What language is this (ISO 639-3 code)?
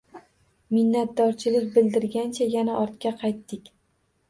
uzb